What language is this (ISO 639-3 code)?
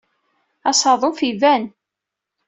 kab